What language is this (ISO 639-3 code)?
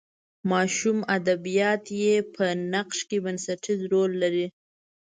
pus